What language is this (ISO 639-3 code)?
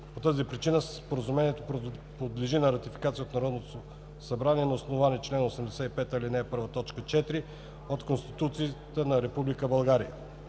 bul